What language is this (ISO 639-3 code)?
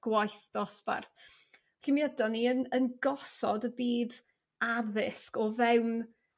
cym